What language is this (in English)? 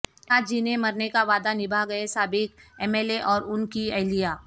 Urdu